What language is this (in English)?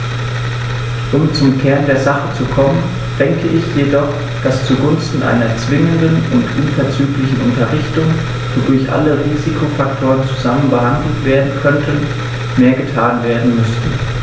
German